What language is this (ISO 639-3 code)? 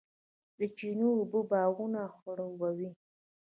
pus